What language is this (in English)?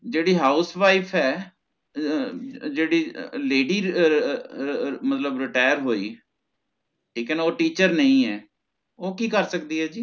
Punjabi